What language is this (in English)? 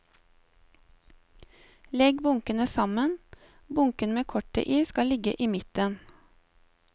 Norwegian